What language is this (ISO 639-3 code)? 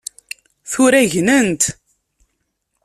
kab